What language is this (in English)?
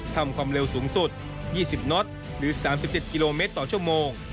Thai